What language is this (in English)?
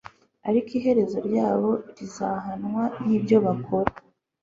Kinyarwanda